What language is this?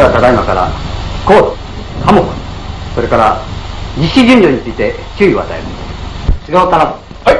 Japanese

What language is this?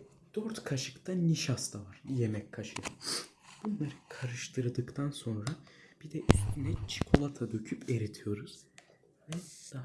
Turkish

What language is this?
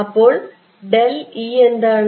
Malayalam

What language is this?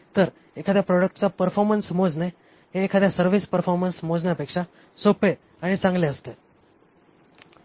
Marathi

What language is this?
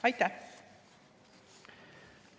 Estonian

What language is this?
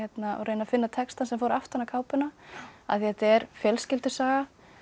Icelandic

